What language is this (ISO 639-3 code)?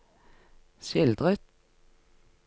nor